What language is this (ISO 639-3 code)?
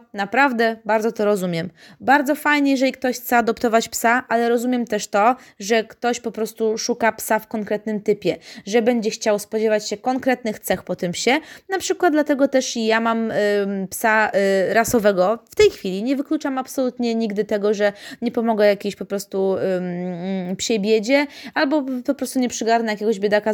pol